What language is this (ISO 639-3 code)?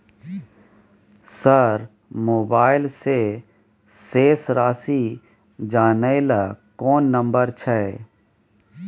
mai